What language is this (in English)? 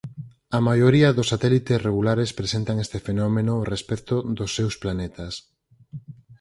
Galician